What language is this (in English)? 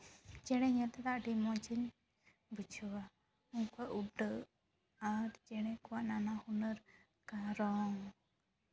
Santali